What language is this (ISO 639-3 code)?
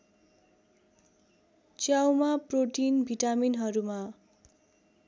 nep